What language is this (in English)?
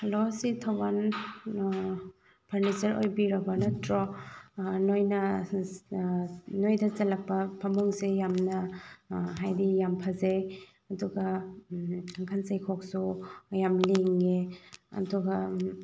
Manipuri